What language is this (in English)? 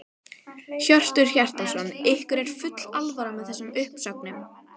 Icelandic